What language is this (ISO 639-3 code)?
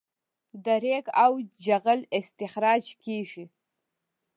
pus